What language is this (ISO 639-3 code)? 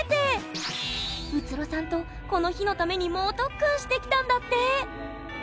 jpn